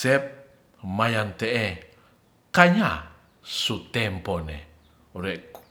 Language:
Ratahan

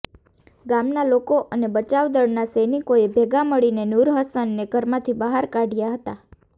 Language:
Gujarati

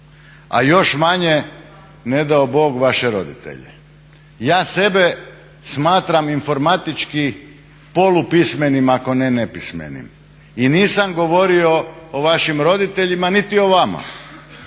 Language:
Croatian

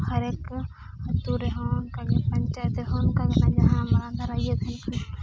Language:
Santali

